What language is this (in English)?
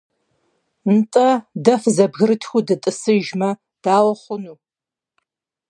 Kabardian